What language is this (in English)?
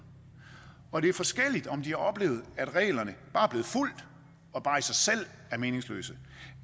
Danish